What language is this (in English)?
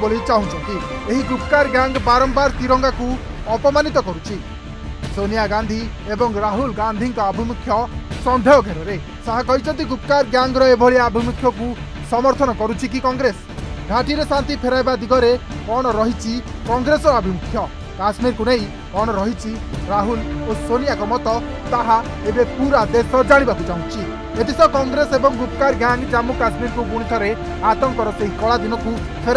Thai